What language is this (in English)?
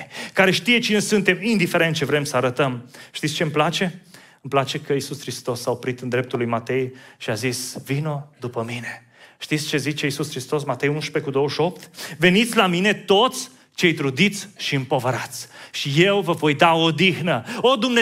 Romanian